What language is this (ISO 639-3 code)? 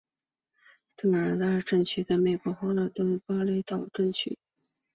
zho